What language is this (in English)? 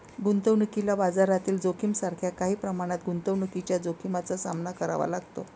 Marathi